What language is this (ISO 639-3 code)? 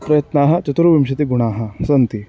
san